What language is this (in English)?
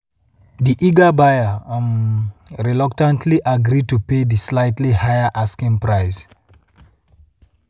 Nigerian Pidgin